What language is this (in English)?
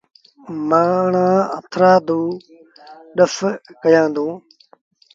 Sindhi Bhil